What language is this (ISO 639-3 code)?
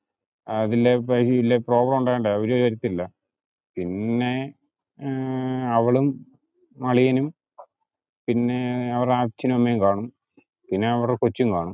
mal